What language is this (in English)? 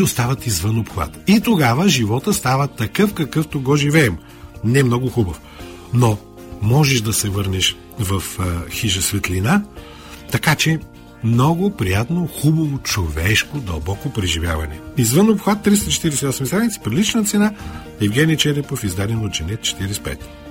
Bulgarian